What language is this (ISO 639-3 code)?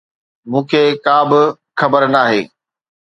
snd